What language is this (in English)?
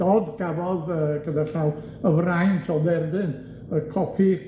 Welsh